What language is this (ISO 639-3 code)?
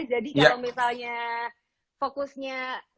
ind